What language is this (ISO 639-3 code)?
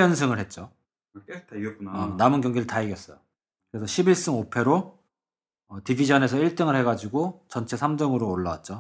kor